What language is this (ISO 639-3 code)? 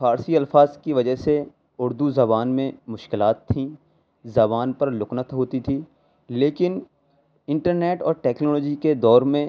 urd